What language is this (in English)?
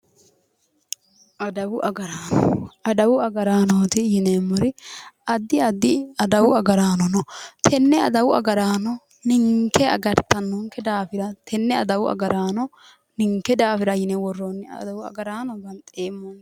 Sidamo